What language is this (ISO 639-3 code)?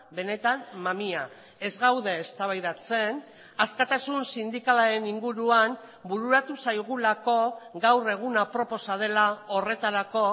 eus